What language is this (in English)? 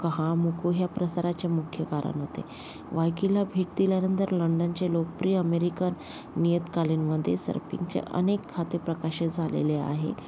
Marathi